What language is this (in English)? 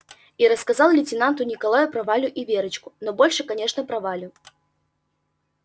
Russian